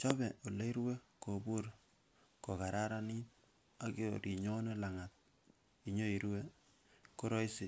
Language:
Kalenjin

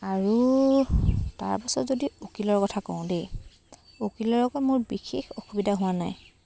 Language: Assamese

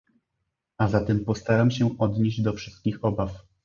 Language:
Polish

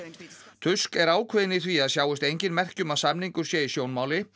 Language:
Icelandic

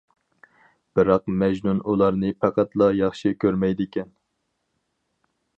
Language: Uyghur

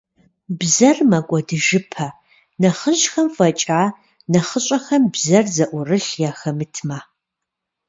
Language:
Kabardian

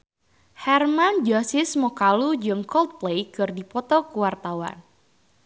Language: Sundanese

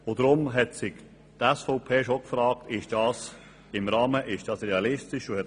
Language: Swiss German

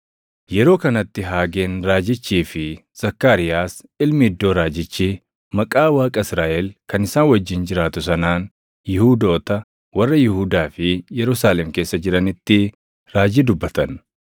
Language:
Oromo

